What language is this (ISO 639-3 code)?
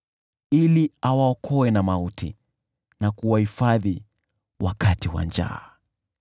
swa